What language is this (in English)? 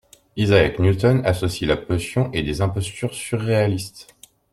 French